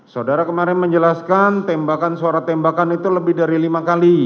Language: Indonesian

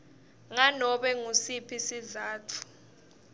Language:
Swati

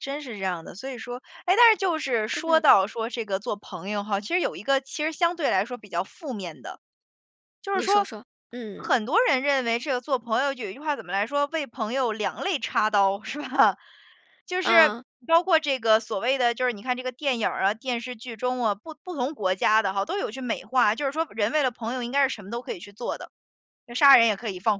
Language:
Chinese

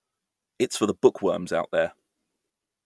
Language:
English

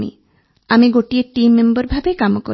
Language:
Odia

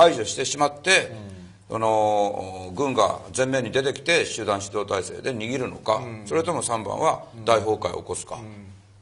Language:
Japanese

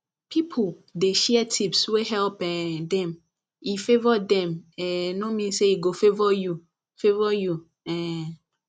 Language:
Nigerian Pidgin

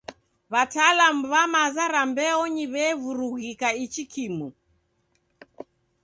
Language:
Taita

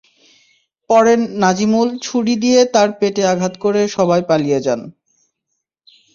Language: Bangla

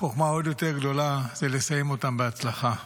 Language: Hebrew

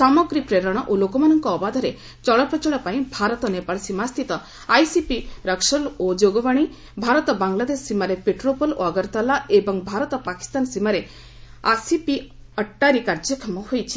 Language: Odia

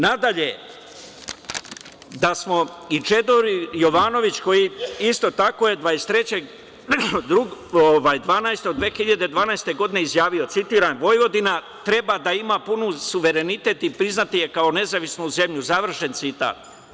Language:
Serbian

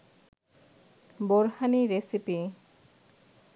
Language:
Bangla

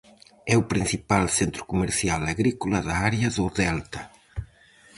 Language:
Galician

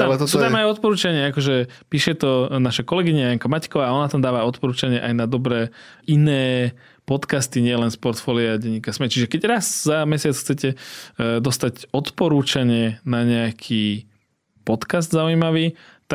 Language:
Slovak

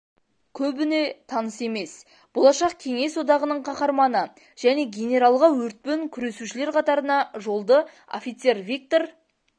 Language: Kazakh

